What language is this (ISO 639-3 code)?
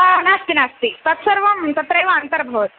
san